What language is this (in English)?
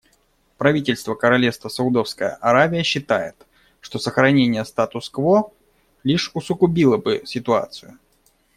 Russian